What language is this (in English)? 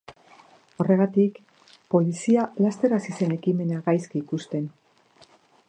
Basque